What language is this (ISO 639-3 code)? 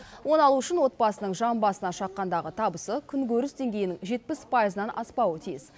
kaz